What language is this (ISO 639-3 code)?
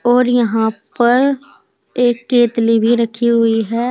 hin